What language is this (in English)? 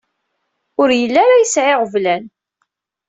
Kabyle